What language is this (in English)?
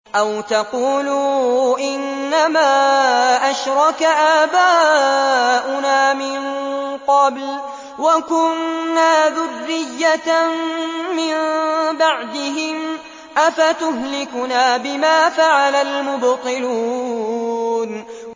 Arabic